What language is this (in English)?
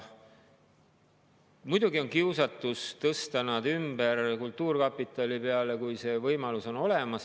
Estonian